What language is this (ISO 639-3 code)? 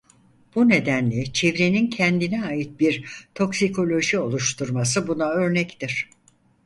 tur